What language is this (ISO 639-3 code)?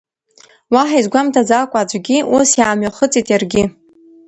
abk